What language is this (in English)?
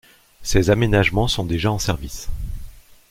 French